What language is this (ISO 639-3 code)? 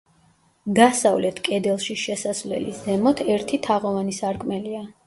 kat